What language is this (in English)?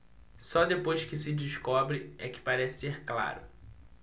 Portuguese